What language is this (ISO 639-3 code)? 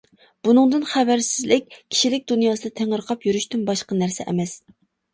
uig